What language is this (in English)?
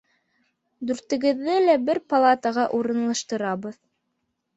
Bashkir